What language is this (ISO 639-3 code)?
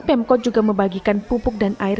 ind